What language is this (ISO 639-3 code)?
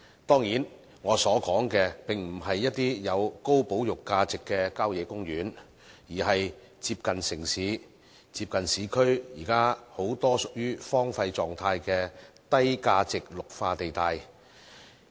yue